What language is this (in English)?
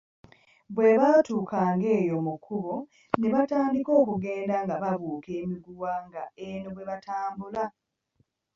Ganda